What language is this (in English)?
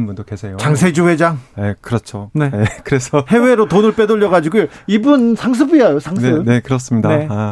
Korean